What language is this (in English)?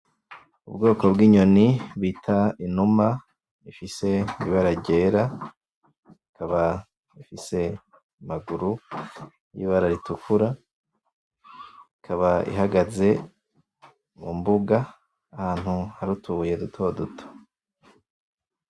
Rundi